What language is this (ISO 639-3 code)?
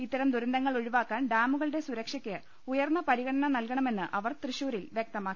mal